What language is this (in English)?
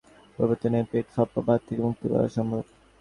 Bangla